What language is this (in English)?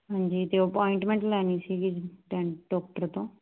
Punjabi